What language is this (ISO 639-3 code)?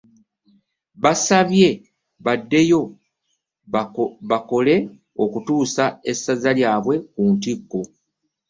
lug